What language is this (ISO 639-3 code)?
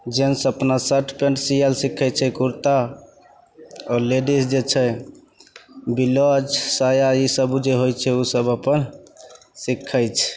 mai